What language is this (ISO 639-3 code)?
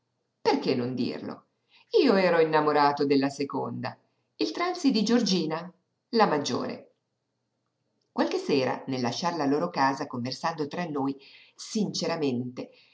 ita